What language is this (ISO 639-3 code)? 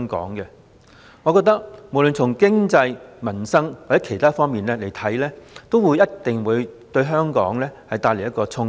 yue